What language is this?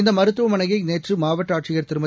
Tamil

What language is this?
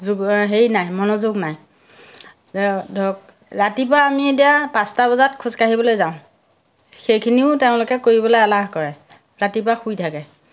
Assamese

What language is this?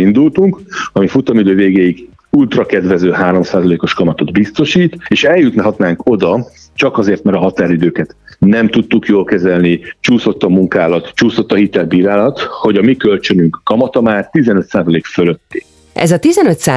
Hungarian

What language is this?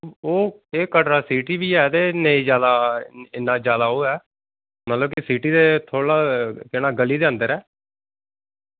Dogri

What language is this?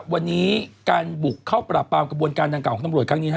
Thai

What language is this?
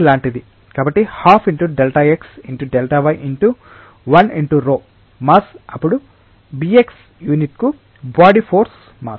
Telugu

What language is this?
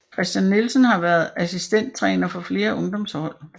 Danish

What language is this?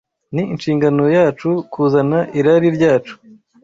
Kinyarwanda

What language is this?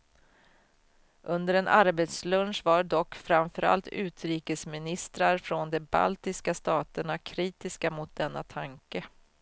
Swedish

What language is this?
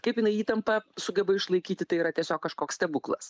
Lithuanian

